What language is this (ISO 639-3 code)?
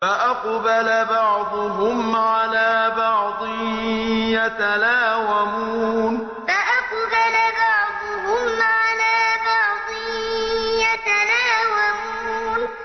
ara